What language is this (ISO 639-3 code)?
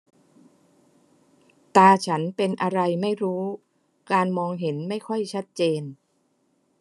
tha